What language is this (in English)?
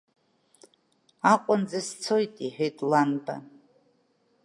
Abkhazian